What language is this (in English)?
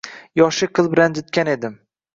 Uzbek